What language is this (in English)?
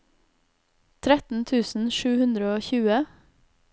Norwegian